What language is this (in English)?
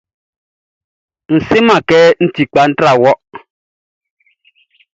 Baoulé